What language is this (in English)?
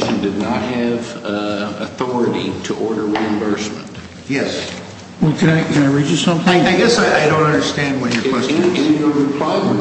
English